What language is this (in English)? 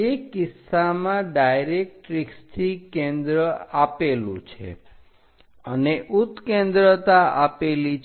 Gujarati